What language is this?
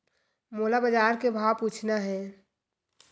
Chhattisgarhi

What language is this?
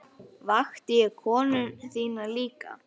Icelandic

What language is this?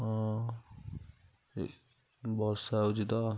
Odia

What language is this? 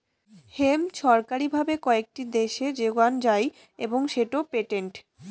Bangla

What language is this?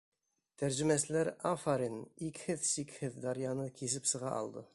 Bashkir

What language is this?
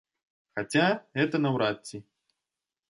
Belarusian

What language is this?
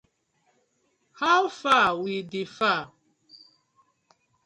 Nigerian Pidgin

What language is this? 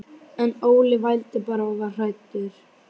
Icelandic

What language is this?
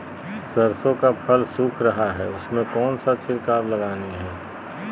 Magahi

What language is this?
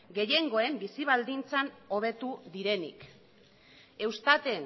Basque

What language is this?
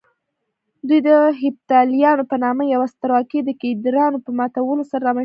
Pashto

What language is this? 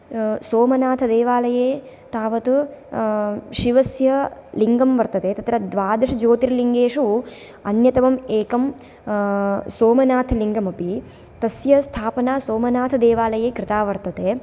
Sanskrit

